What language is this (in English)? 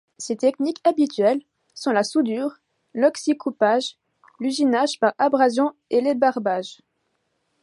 French